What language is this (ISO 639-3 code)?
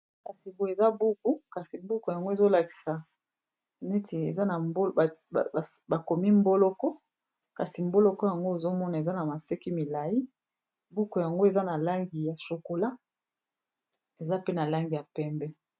lin